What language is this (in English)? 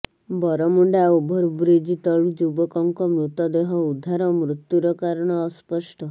Odia